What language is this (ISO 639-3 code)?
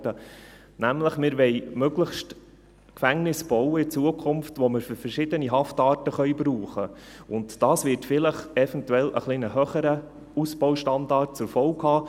gsw